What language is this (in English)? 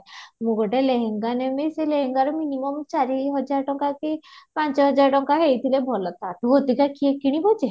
Odia